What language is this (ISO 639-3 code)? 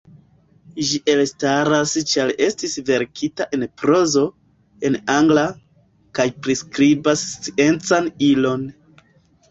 epo